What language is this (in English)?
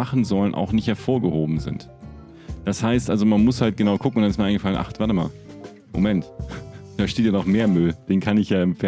German